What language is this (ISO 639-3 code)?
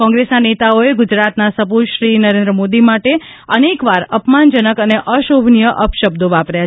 guj